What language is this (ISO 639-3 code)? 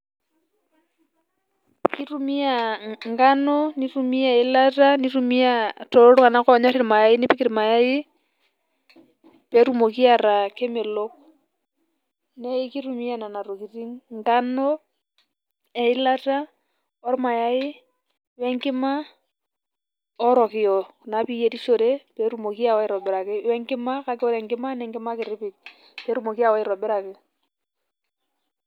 mas